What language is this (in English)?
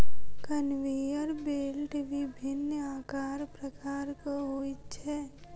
Maithili